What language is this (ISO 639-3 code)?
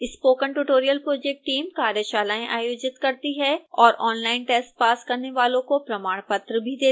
hin